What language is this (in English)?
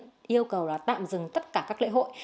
Vietnamese